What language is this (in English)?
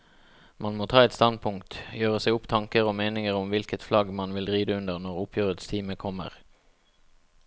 Norwegian